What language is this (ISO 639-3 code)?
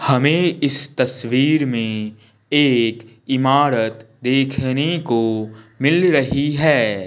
hin